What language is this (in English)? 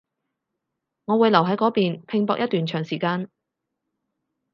Cantonese